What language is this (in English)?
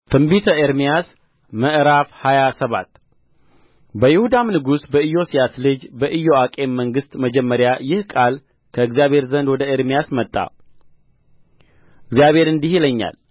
Amharic